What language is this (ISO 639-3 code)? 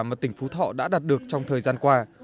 vie